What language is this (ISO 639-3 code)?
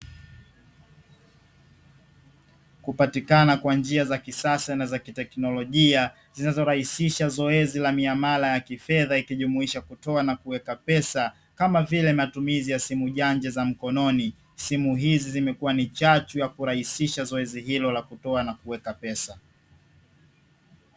swa